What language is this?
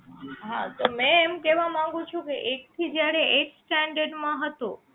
Gujarati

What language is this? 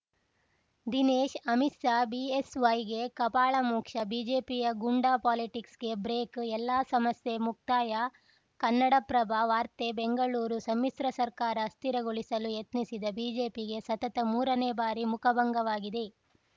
Kannada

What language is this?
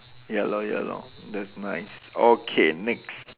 English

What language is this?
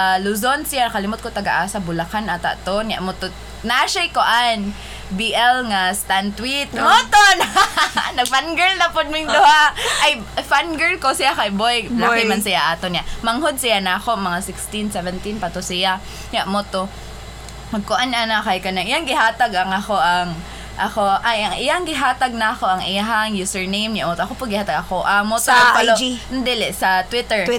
Filipino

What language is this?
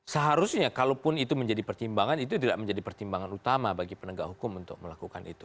Indonesian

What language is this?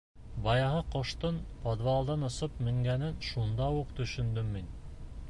Bashkir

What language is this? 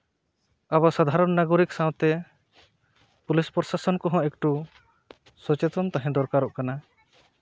Santali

